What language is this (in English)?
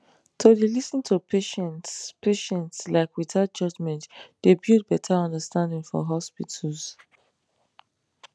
Nigerian Pidgin